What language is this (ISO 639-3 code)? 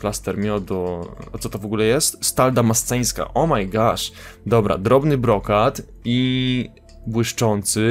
pol